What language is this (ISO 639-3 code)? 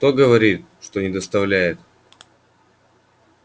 rus